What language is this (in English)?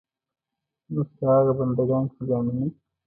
Pashto